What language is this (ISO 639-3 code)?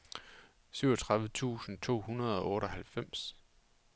dan